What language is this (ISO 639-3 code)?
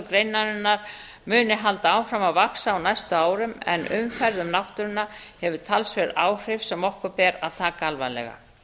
isl